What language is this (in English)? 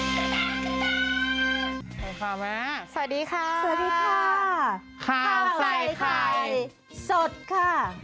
Thai